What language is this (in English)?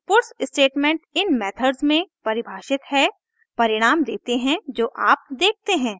Hindi